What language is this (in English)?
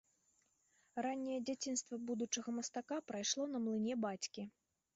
Belarusian